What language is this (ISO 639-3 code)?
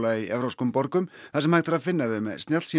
isl